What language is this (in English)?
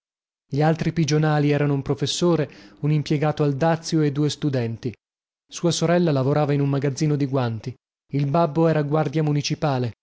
Italian